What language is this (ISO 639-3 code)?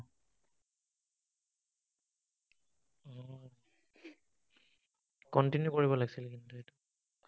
asm